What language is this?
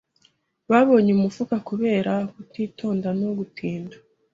Kinyarwanda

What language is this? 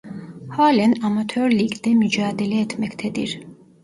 Turkish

